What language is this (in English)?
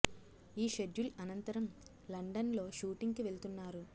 Telugu